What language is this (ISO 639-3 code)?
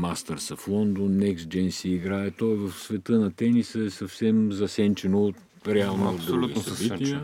bul